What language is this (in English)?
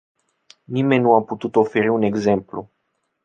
Romanian